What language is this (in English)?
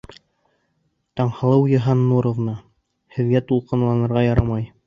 Bashkir